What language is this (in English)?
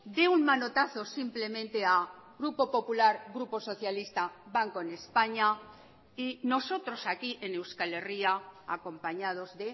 Spanish